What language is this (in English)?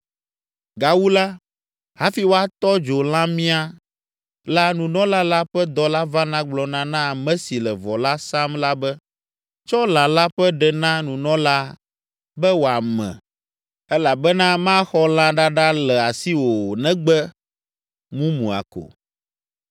Ewe